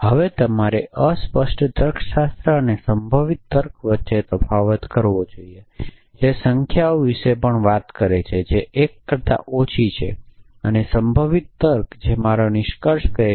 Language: Gujarati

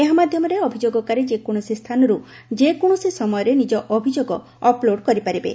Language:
Odia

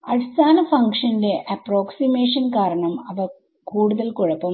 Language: Malayalam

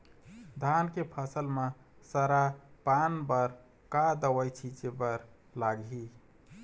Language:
Chhattisgarhi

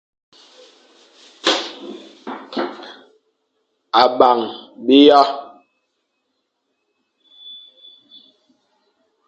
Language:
Fang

